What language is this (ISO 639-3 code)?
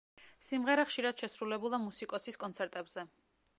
kat